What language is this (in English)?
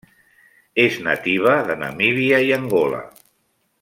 Catalan